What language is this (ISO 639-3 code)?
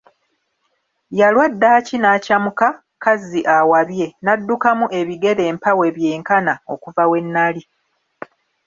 lug